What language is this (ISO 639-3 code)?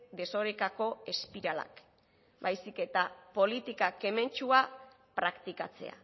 eus